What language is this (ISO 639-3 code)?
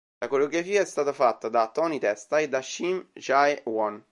ita